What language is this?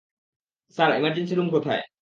Bangla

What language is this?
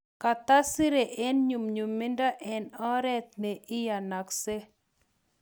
Kalenjin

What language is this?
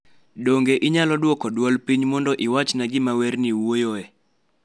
Luo (Kenya and Tanzania)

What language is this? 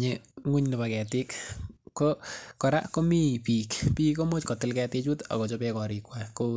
Kalenjin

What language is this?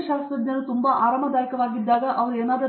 Kannada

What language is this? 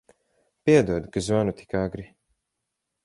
Latvian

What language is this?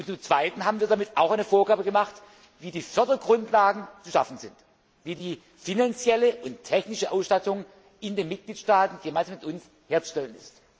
German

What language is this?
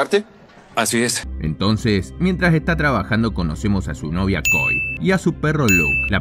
Spanish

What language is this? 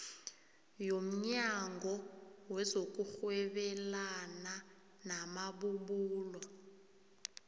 South Ndebele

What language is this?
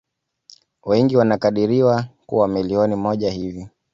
Swahili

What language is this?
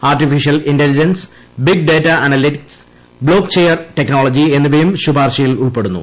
Malayalam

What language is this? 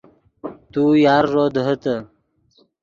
Yidgha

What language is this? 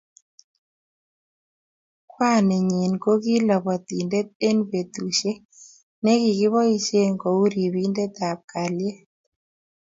Kalenjin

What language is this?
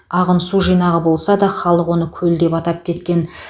Kazakh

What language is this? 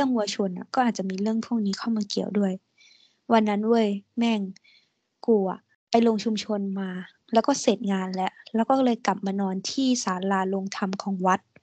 Thai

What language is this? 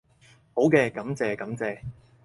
Cantonese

